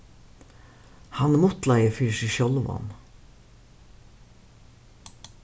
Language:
Faroese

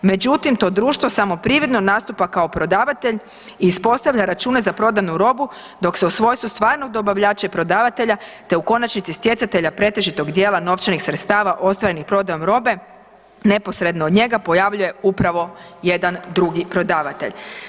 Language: Croatian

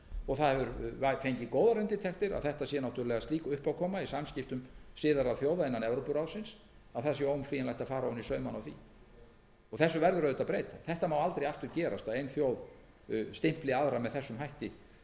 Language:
Icelandic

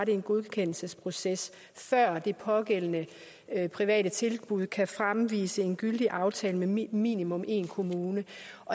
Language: Danish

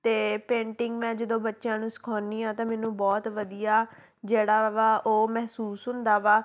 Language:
Punjabi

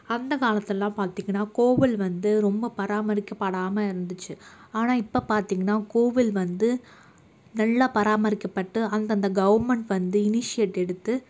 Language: Tamil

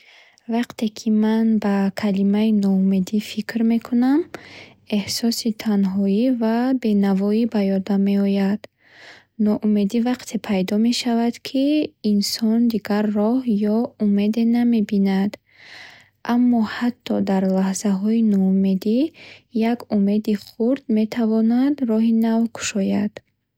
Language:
Bukharic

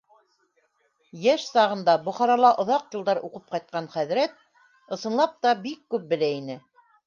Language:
Bashkir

